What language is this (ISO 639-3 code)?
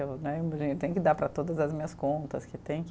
por